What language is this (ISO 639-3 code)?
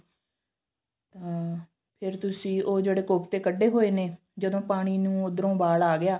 pan